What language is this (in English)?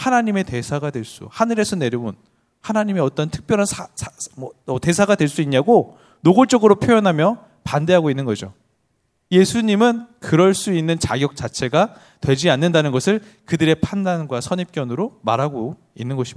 Korean